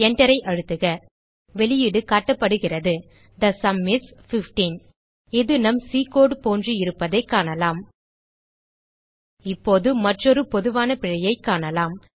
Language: Tamil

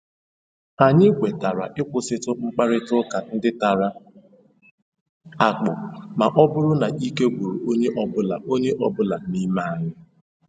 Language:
Igbo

